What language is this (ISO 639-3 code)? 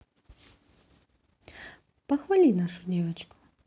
rus